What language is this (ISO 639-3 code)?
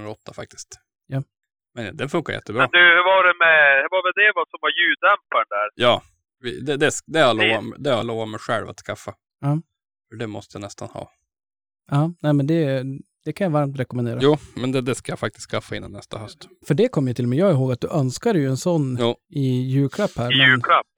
swe